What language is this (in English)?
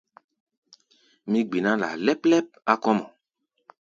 Gbaya